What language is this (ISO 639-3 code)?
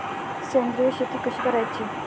mar